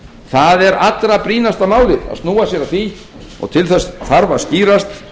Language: Icelandic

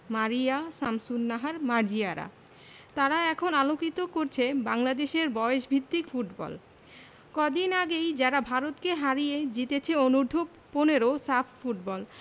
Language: Bangla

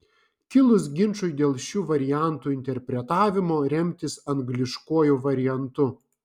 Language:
Lithuanian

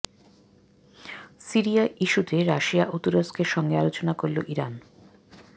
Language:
Bangla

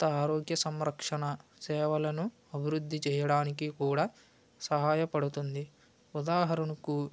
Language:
Telugu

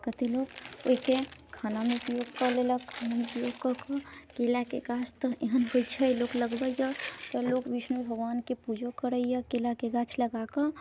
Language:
Maithili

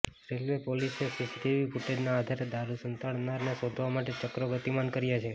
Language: Gujarati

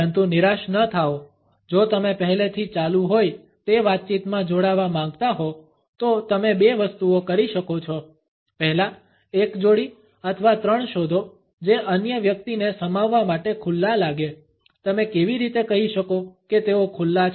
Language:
Gujarati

